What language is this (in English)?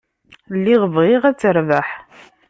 Kabyle